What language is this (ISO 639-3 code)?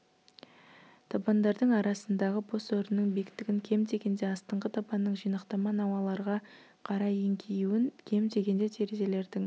kaz